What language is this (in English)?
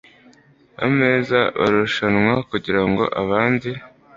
Kinyarwanda